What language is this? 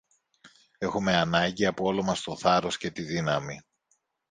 Greek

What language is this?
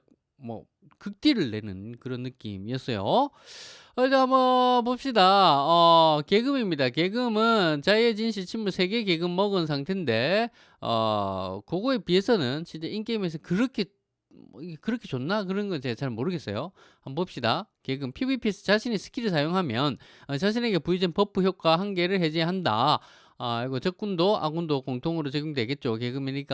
Korean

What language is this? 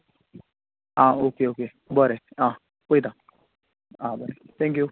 Konkani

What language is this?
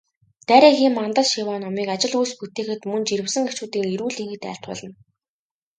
Mongolian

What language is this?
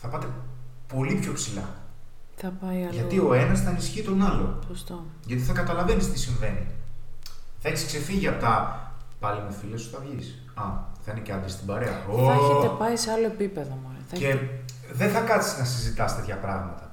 Greek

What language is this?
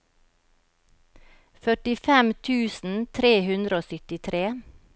Norwegian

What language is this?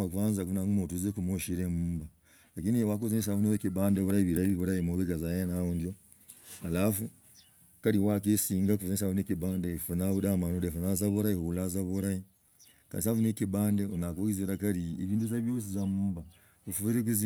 Logooli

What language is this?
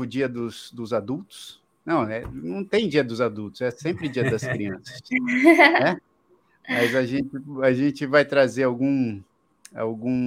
Portuguese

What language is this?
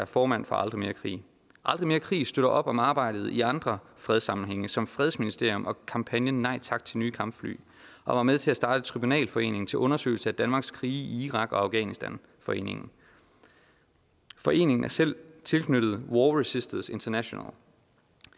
Danish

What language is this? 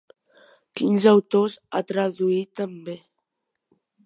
Catalan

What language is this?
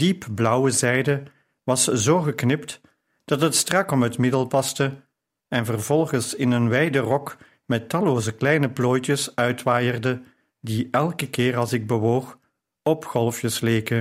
Dutch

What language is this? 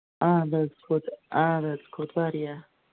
Kashmiri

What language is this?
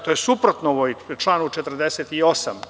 Serbian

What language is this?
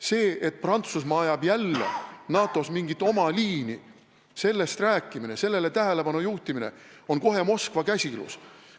Estonian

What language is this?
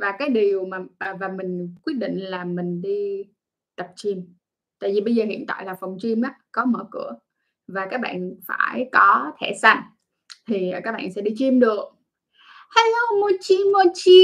Vietnamese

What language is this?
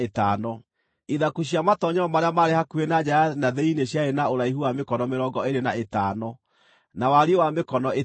Kikuyu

